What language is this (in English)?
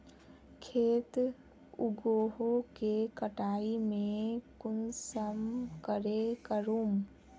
Magahi